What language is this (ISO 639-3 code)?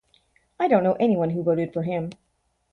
eng